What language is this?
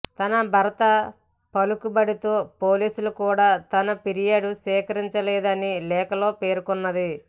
Telugu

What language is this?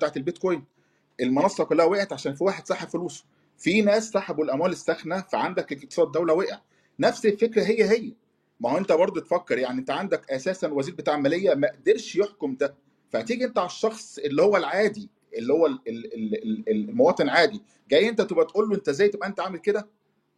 Arabic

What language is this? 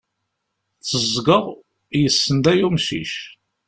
Kabyle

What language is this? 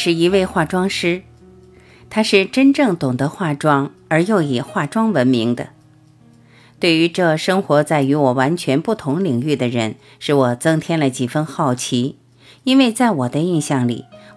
Chinese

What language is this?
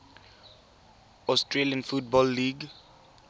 Tswana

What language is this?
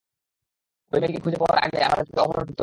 Bangla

